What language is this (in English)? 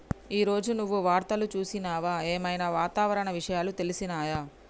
Telugu